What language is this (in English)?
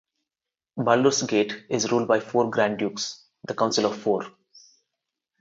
English